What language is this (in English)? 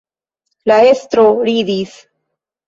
Esperanto